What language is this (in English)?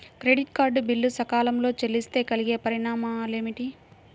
Telugu